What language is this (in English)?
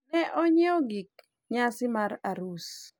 Luo (Kenya and Tanzania)